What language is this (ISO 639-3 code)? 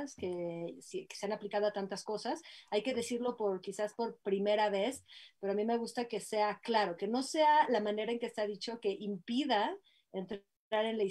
spa